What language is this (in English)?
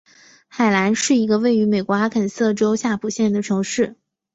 Chinese